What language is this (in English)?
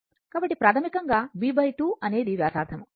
Telugu